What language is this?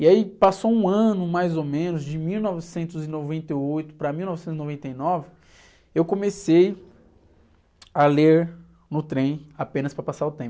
Portuguese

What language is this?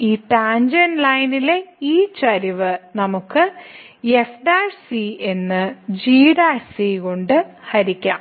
Malayalam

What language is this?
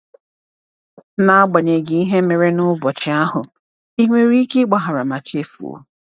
Igbo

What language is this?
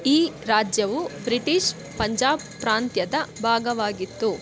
Kannada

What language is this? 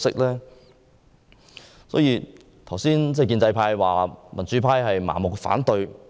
Cantonese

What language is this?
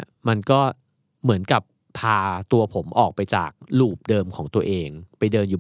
Thai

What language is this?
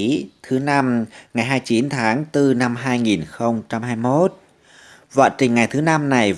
Vietnamese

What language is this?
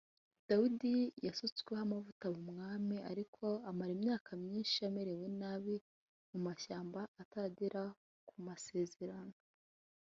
Kinyarwanda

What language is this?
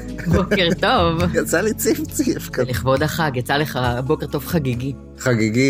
Hebrew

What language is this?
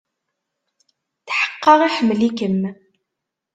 Kabyle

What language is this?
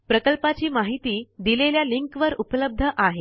Marathi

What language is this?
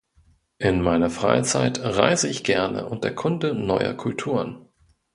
German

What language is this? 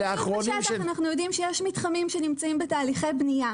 Hebrew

